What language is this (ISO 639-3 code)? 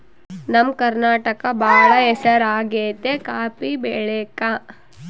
kan